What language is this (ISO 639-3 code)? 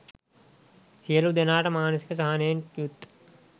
sin